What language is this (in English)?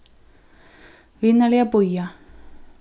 Faroese